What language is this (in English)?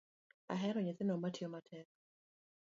Luo (Kenya and Tanzania)